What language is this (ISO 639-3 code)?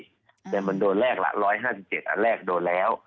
tha